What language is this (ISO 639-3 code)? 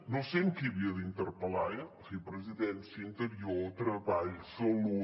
cat